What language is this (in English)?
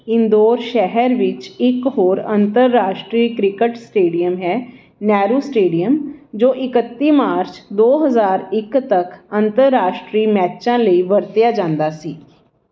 Punjabi